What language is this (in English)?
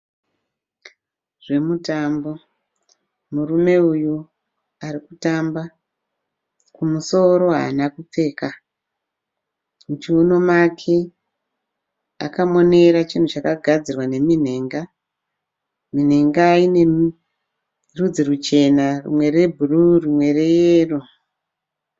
Shona